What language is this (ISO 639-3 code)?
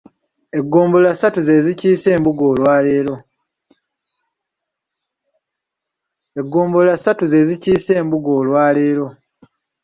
lug